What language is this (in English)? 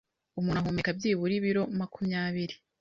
Kinyarwanda